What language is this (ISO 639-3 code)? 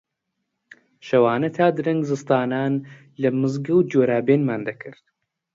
ckb